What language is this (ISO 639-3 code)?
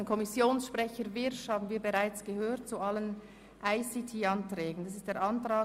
gsw